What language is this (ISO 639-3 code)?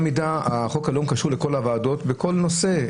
heb